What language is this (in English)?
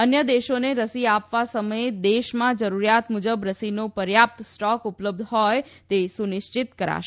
Gujarati